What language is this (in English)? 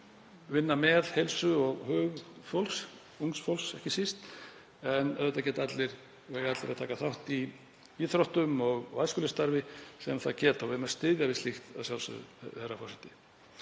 Icelandic